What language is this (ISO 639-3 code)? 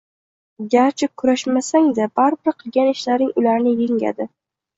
uzb